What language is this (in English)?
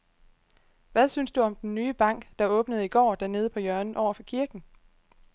Danish